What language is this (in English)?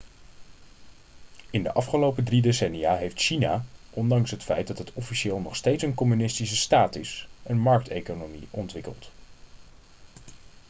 Dutch